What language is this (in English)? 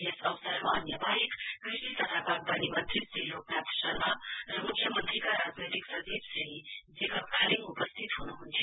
Nepali